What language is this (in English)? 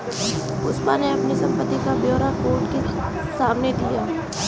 Hindi